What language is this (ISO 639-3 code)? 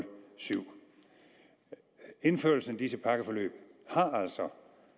dan